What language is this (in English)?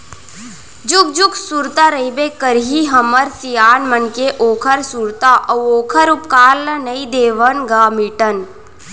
Chhattisgarhi